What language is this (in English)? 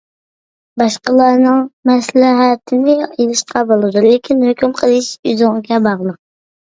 Uyghur